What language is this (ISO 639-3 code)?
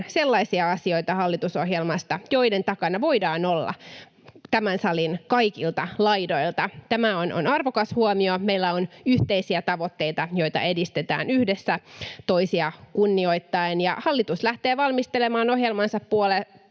fin